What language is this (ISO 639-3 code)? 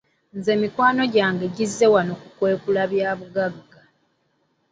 lug